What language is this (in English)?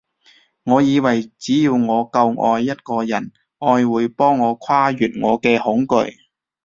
Cantonese